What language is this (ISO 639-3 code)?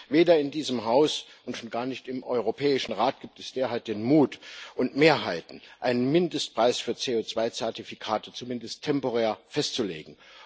deu